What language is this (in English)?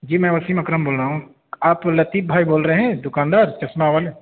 Urdu